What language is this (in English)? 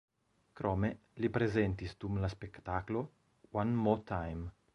Esperanto